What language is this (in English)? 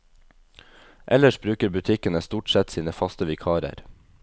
Norwegian